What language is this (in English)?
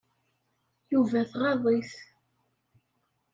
Kabyle